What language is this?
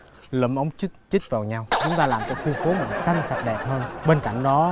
Vietnamese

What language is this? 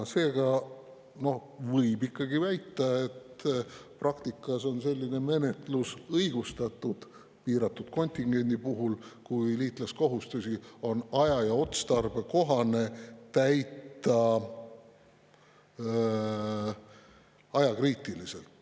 Estonian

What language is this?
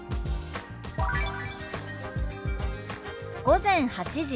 Japanese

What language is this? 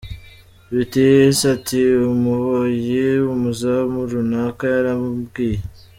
Kinyarwanda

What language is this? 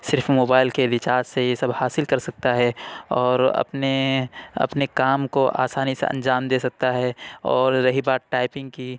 Urdu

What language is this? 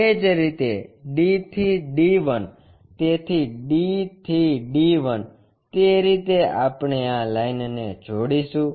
Gujarati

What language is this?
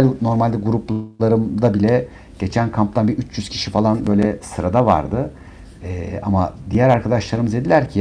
Turkish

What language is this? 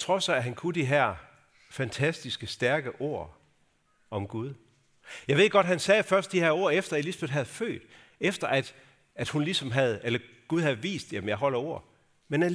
Danish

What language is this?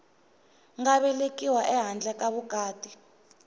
Tsonga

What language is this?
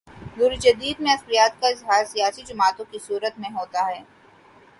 Urdu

